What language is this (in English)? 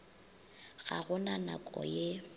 Northern Sotho